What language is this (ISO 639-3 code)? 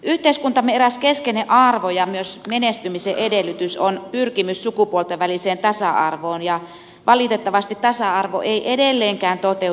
fin